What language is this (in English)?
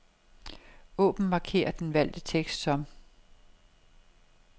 Danish